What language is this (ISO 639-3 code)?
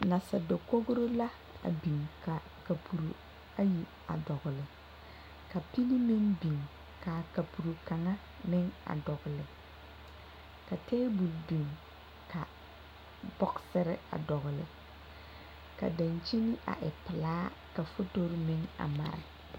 dga